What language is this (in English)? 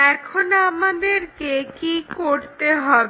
Bangla